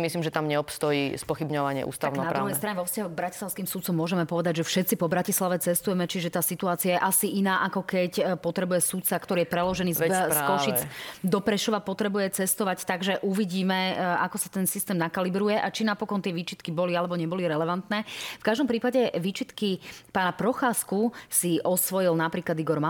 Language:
Slovak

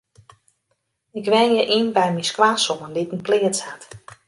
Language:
Western Frisian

